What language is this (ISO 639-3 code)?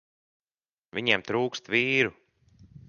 lav